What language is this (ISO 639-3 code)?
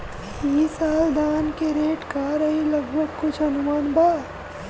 bho